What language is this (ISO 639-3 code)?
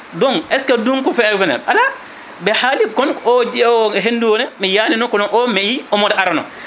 ful